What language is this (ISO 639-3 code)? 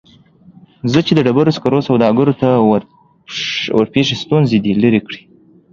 pus